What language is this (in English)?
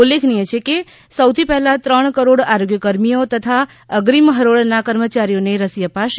Gujarati